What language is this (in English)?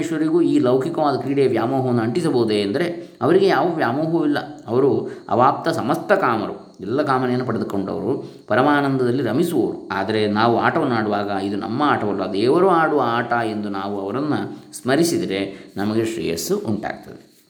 Kannada